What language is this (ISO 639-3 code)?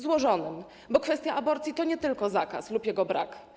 pol